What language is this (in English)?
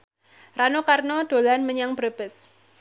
Javanese